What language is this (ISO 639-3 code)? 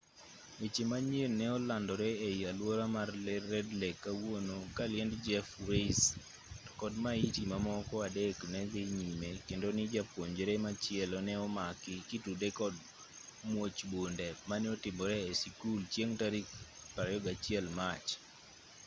luo